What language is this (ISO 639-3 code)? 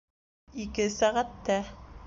bak